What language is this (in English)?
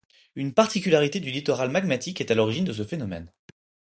French